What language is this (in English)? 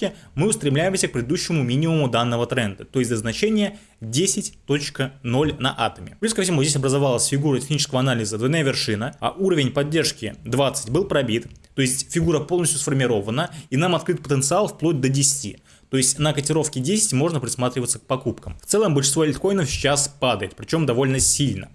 Russian